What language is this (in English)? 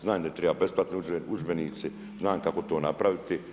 Croatian